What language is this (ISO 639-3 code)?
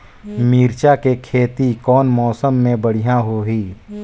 hne